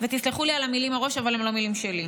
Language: Hebrew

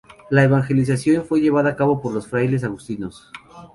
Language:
Spanish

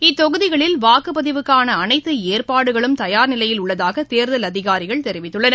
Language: Tamil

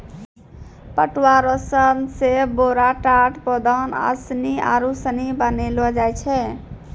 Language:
Maithili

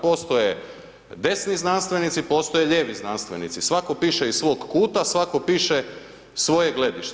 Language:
Croatian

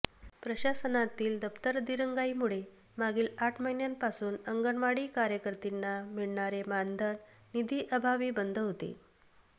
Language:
Marathi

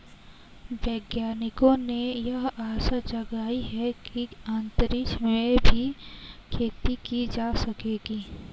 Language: Hindi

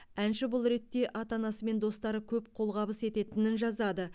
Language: Kazakh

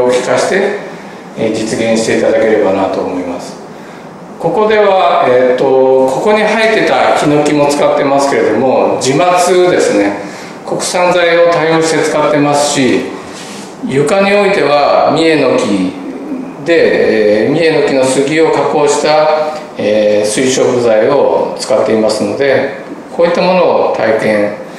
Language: Japanese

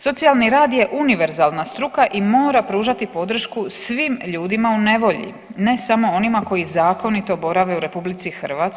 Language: Croatian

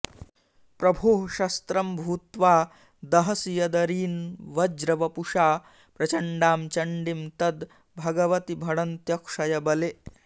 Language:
Sanskrit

